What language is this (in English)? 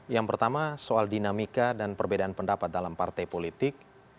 Indonesian